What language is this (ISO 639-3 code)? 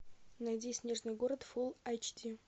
rus